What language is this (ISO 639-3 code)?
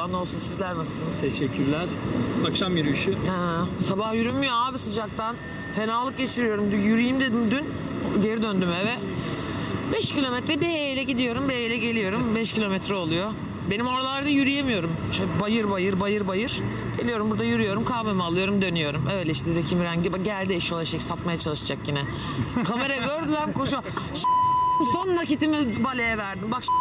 tur